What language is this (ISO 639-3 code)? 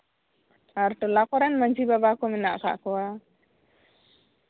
sat